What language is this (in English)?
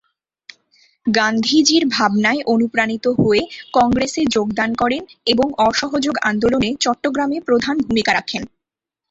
Bangla